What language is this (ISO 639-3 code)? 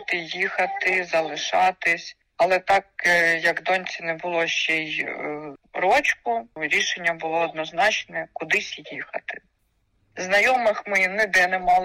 ukr